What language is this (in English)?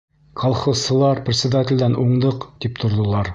Bashkir